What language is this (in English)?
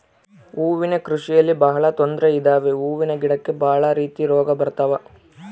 Kannada